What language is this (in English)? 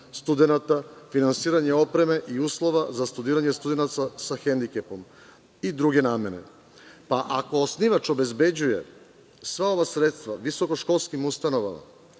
Serbian